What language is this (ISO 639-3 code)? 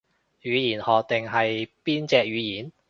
yue